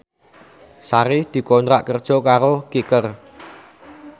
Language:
Javanese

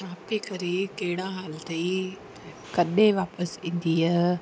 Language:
Sindhi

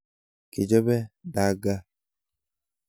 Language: Kalenjin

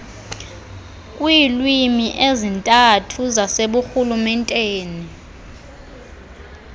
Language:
Xhosa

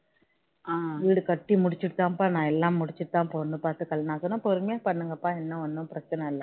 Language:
Tamil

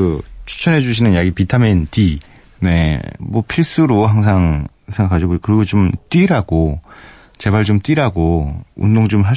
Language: Korean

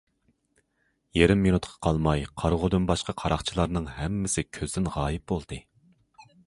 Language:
Uyghur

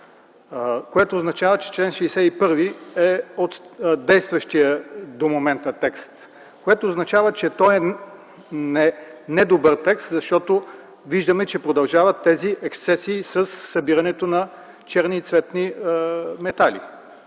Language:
Bulgarian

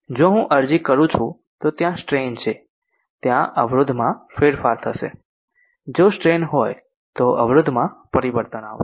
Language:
Gujarati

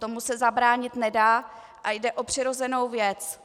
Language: Czech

